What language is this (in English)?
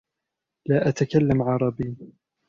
Arabic